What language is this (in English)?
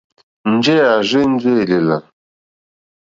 Mokpwe